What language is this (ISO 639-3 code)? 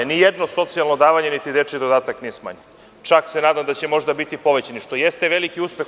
srp